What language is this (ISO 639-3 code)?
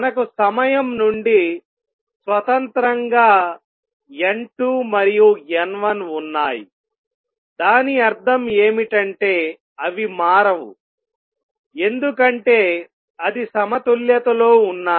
tel